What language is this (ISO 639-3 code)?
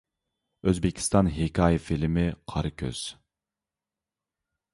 uig